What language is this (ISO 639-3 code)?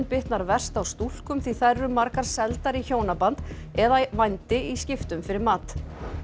isl